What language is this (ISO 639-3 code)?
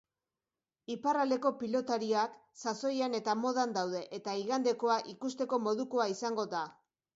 eus